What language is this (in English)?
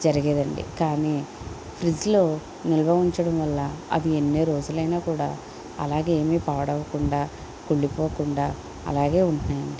Telugu